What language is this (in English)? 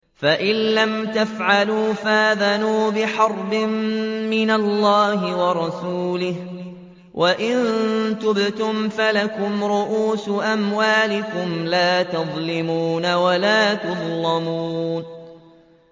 Arabic